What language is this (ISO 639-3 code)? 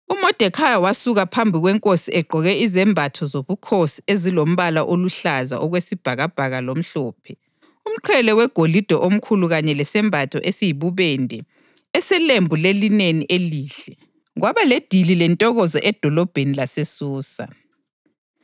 nde